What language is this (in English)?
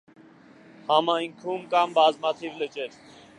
Armenian